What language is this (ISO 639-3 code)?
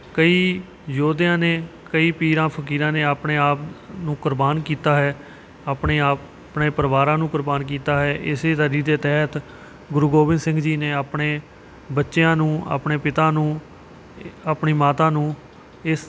pan